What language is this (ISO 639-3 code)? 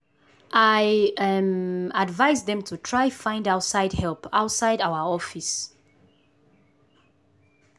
pcm